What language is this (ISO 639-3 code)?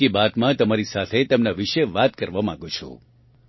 guj